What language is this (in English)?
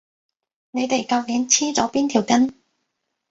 Cantonese